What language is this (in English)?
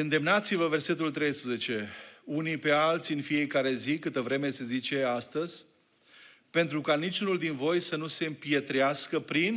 Romanian